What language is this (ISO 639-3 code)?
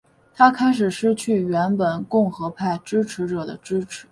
zho